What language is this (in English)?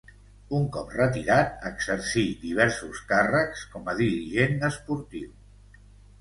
Catalan